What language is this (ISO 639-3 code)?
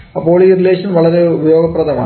mal